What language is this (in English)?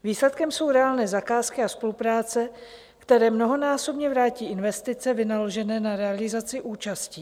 Czech